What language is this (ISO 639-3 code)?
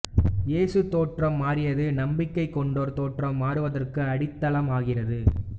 tam